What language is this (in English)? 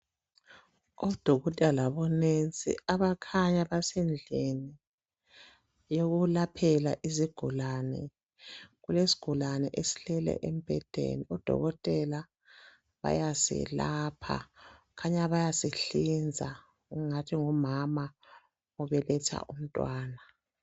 North Ndebele